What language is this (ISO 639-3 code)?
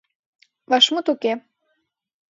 chm